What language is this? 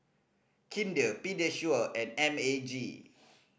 English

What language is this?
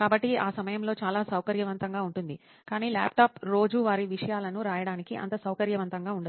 Telugu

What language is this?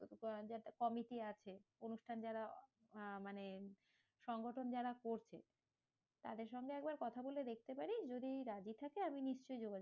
Bangla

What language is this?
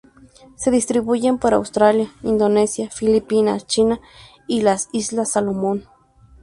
Spanish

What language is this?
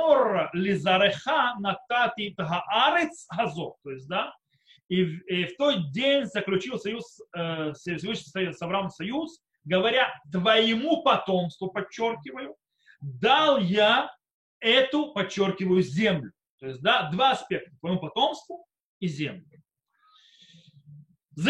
Russian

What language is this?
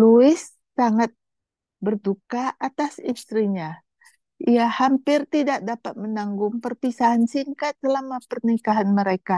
Indonesian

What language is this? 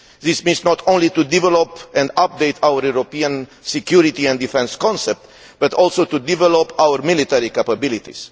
English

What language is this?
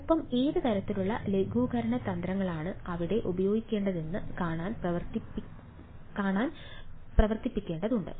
Malayalam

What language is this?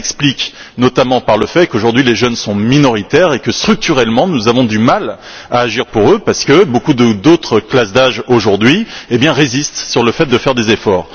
French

